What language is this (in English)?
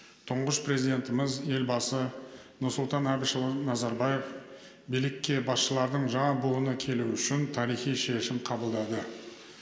Kazakh